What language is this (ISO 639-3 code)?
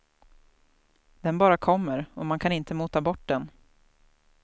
swe